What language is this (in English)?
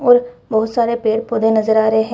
Hindi